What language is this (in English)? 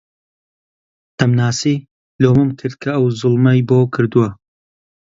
Central Kurdish